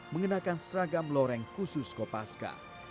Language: Indonesian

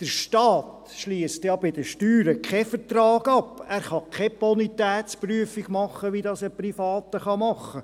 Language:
Swiss German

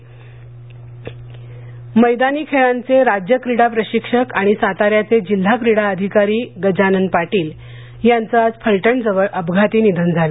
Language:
Marathi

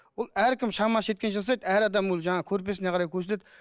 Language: Kazakh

